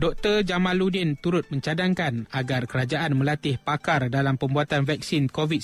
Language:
Malay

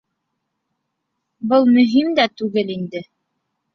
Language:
Bashkir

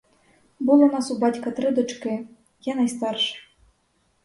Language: Ukrainian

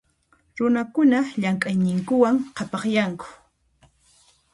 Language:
Puno Quechua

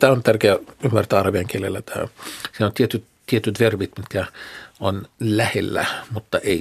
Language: Finnish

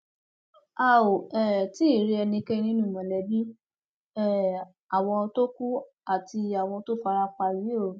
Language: Yoruba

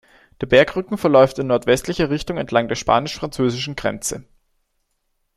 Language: German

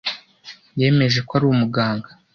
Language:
Kinyarwanda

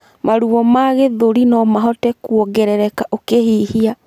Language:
Kikuyu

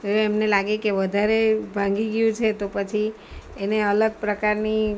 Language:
Gujarati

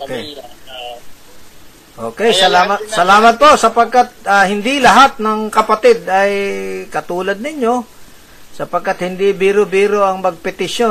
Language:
Filipino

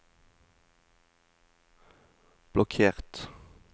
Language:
Norwegian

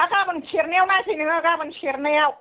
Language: Bodo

